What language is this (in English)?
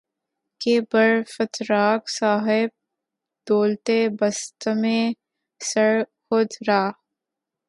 Urdu